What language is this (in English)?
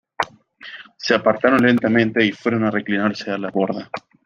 Spanish